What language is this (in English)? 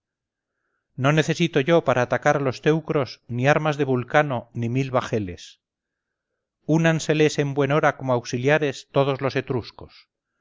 Spanish